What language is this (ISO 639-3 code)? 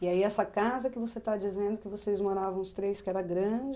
por